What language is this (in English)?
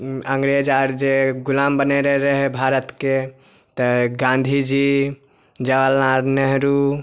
Maithili